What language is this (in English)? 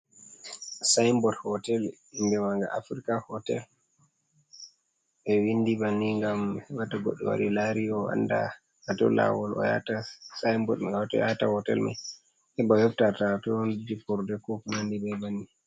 Fula